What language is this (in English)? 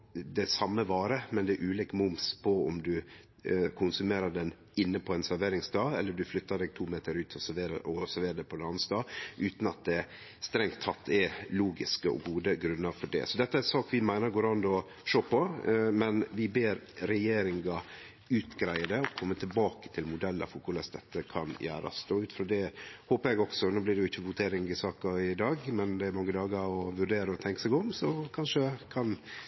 Norwegian Nynorsk